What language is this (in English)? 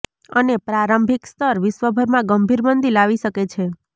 Gujarati